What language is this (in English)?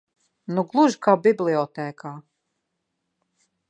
Latvian